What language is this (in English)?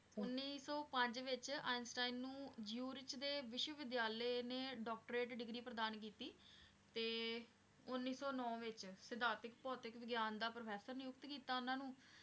Punjabi